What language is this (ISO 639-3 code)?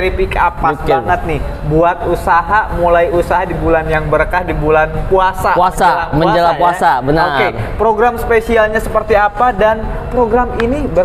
ind